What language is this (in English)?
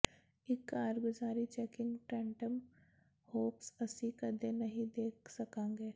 Punjabi